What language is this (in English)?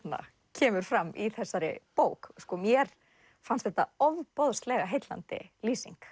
Icelandic